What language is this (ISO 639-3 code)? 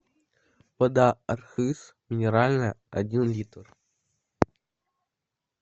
rus